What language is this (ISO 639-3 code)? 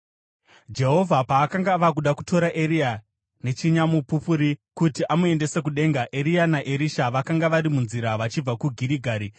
sna